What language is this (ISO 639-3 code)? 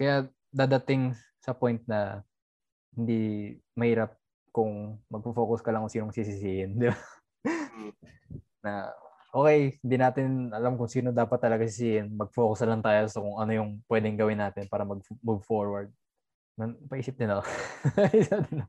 fil